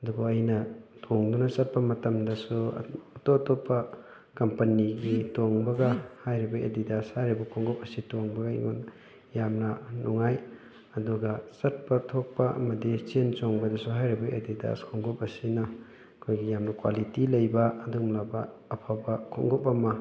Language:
Manipuri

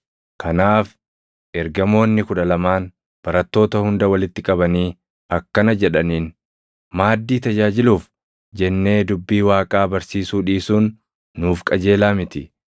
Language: Oromo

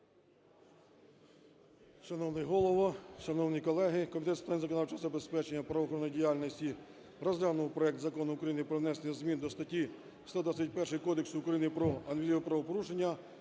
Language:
Ukrainian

